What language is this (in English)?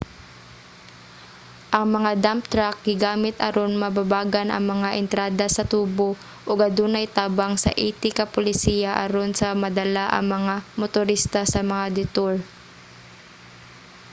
Cebuano